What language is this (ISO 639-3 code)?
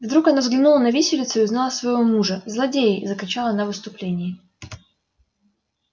rus